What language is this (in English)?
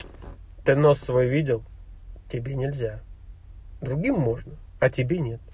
Russian